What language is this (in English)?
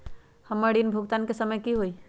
Magahi